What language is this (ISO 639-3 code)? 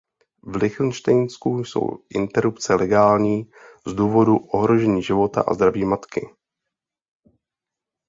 ces